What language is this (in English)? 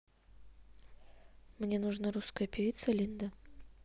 Russian